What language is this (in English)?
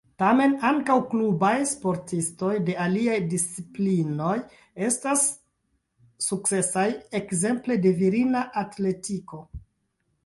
Esperanto